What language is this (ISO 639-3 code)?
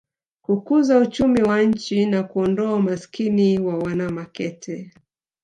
swa